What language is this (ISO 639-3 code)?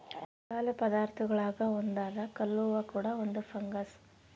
kan